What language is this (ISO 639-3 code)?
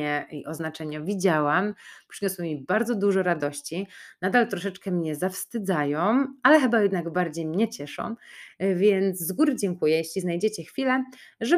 pol